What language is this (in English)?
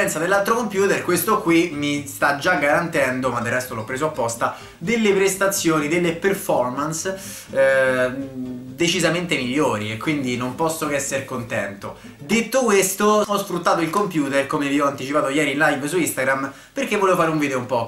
Italian